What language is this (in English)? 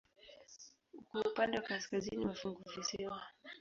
Swahili